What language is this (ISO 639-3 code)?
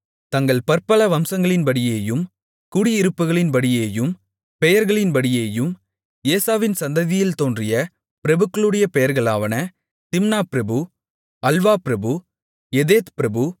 tam